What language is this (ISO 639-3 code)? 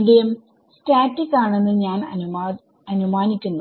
mal